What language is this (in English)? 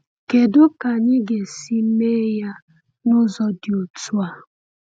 Igbo